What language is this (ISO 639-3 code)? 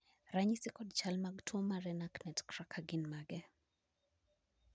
luo